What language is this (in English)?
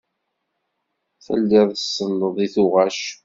Kabyle